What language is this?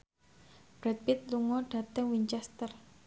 Javanese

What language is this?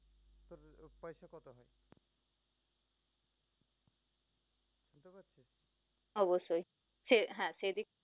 Bangla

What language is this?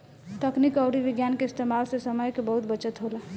Bhojpuri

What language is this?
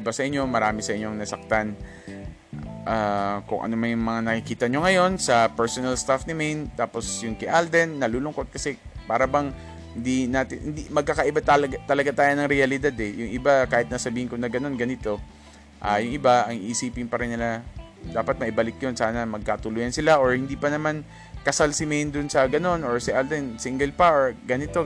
Filipino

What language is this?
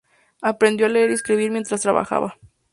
Spanish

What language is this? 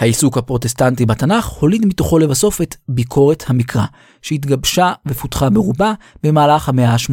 Hebrew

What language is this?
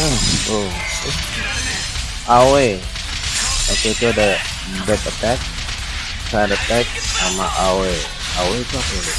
Indonesian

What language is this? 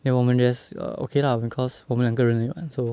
English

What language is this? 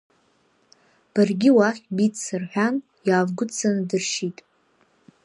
Abkhazian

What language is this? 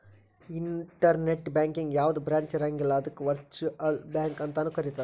Kannada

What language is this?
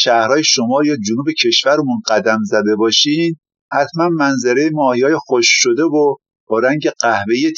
Persian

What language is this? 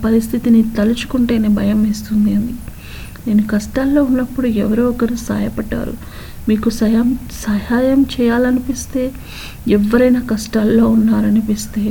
Telugu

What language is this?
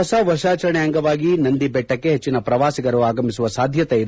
Kannada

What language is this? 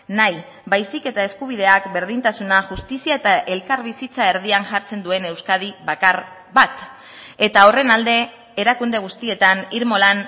Basque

